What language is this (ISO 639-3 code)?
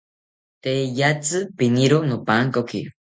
cpy